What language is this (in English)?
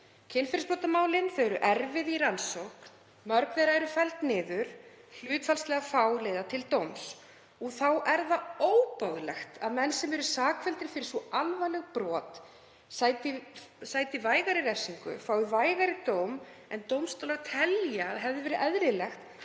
Icelandic